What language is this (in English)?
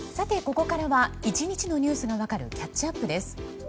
Japanese